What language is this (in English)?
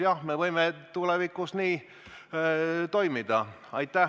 Estonian